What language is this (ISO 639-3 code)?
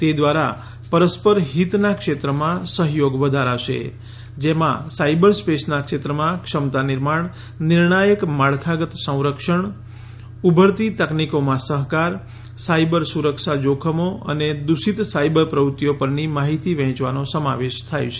guj